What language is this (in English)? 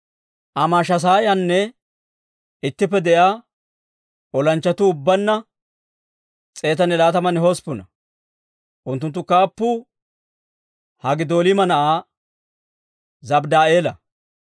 Dawro